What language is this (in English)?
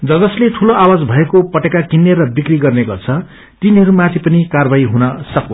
Nepali